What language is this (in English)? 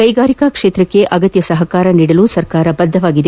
Kannada